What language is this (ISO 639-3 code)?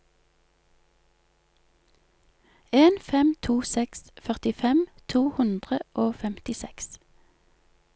nor